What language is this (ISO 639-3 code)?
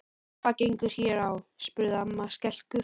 isl